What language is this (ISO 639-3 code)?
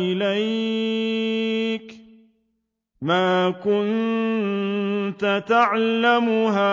ara